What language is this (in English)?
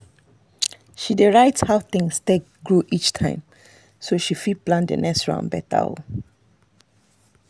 Nigerian Pidgin